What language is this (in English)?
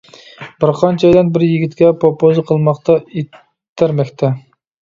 Uyghur